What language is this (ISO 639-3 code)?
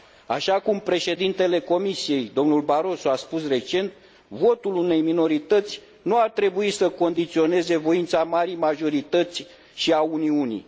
ron